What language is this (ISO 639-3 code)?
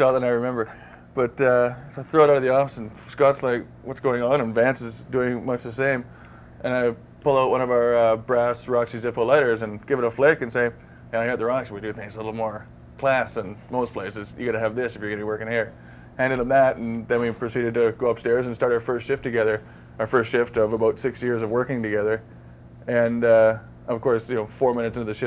eng